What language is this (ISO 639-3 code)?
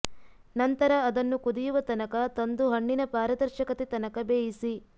kan